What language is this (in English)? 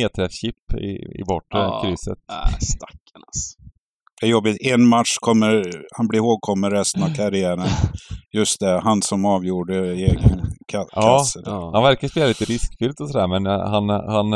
Swedish